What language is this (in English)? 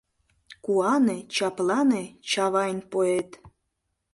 Mari